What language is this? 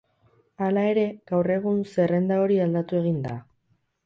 Basque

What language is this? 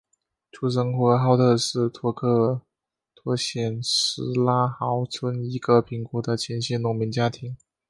Chinese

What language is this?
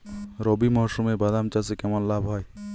Bangla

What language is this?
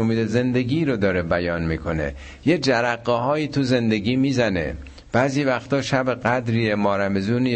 Persian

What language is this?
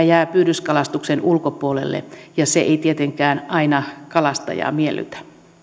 Finnish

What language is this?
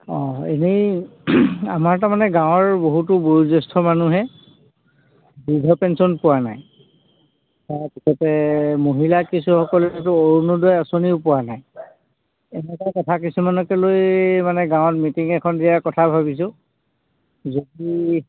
Assamese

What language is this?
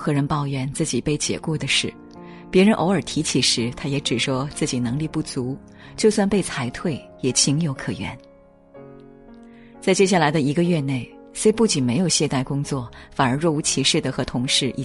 Chinese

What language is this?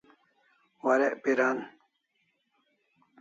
Kalasha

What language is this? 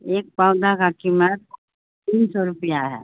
Urdu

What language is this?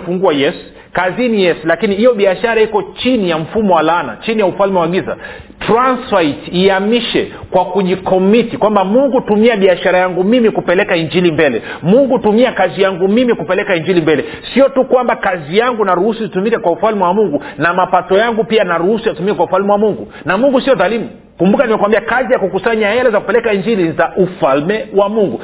Swahili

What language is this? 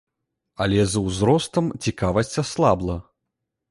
Belarusian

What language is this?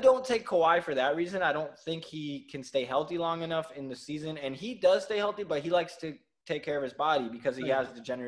English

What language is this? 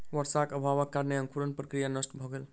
Maithili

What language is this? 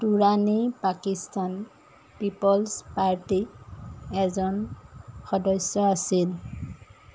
Assamese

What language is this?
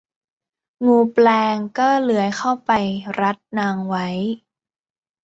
Thai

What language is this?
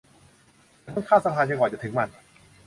Thai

